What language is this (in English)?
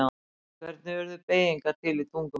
Icelandic